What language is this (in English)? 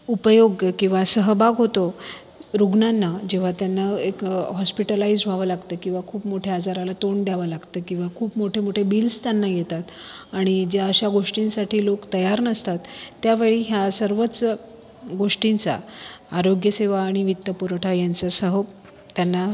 Marathi